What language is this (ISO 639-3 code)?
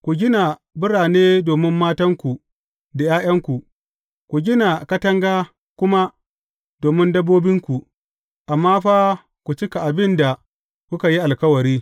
hau